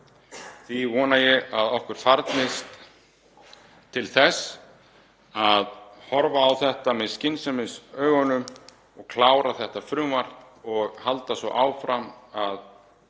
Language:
Icelandic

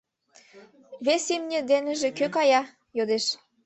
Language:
Mari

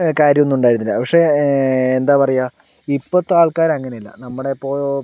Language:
Malayalam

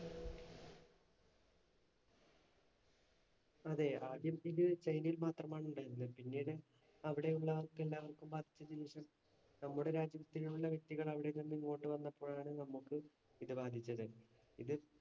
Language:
Malayalam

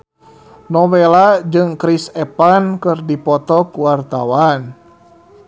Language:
Sundanese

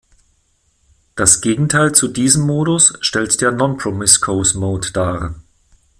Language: German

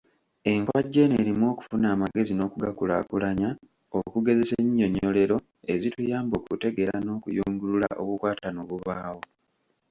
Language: Ganda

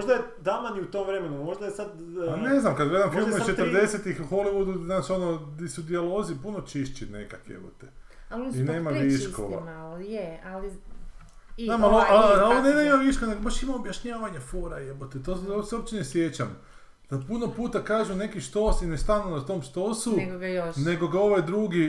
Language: Croatian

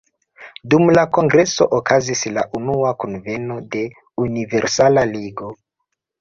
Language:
Esperanto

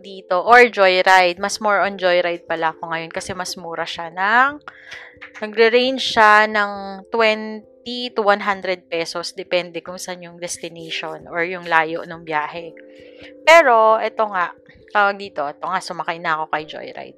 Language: Filipino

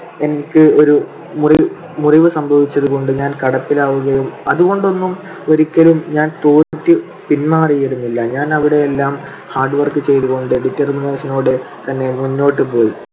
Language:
Malayalam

